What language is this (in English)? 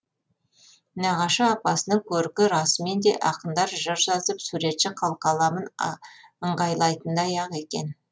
Kazakh